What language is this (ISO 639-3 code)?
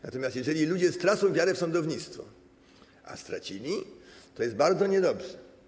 pol